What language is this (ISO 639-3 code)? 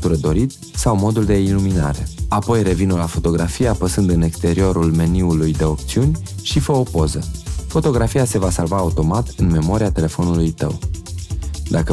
ron